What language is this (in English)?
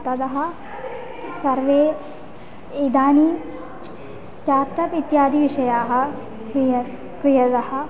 Sanskrit